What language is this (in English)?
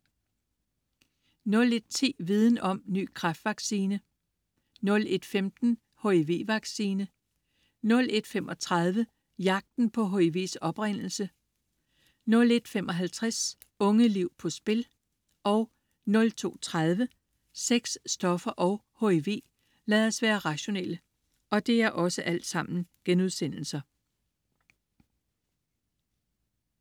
Danish